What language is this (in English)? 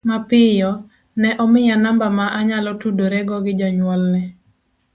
Luo (Kenya and Tanzania)